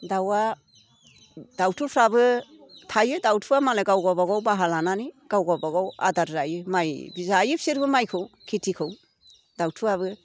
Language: Bodo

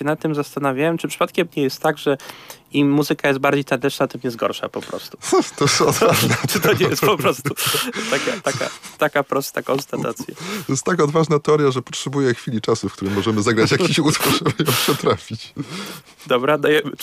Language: Polish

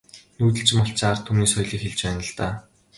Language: Mongolian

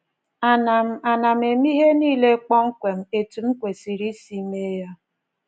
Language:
Igbo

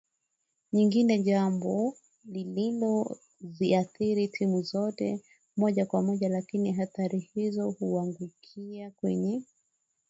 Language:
Swahili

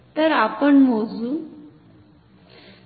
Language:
Marathi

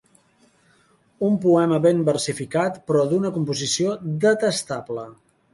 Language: Catalan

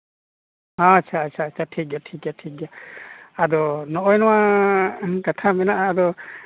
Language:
Santali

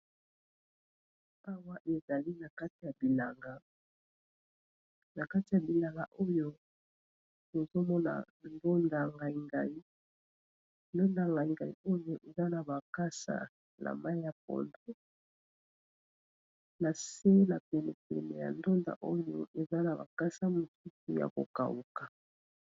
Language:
Lingala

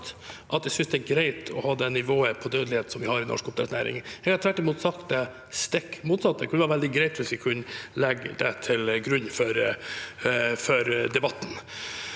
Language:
Norwegian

